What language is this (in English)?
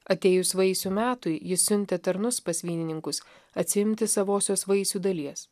Lithuanian